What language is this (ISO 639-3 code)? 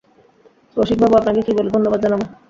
ben